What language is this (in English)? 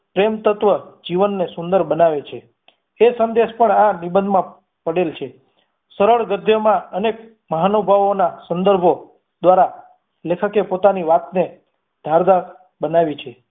Gujarati